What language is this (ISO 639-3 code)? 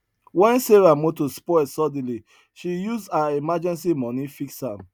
pcm